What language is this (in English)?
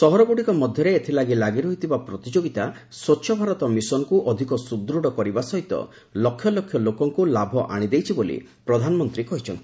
Odia